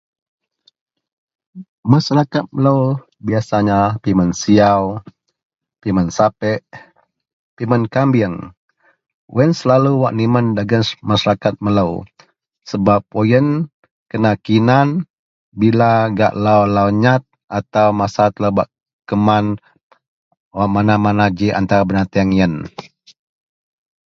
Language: Central Melanau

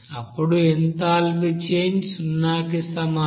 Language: Telugu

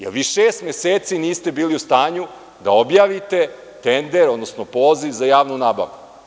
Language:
Serbian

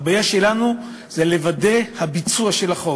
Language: Hebrew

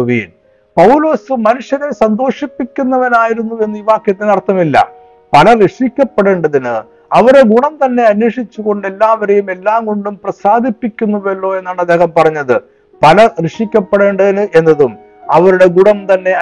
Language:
Malayalam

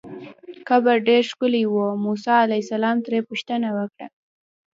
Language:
Pashto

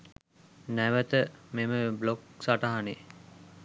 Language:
Sinhala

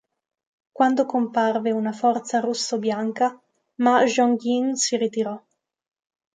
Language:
Italian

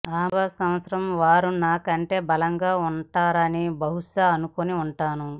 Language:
Telugu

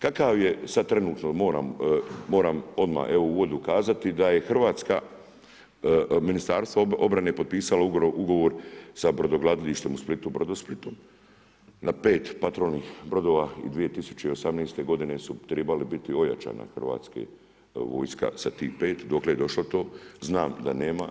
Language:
Croatian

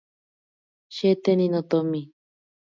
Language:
Ashéninka Perené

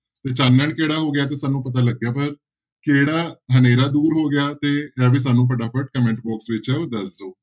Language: Punjabi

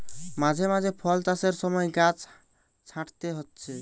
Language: Bangla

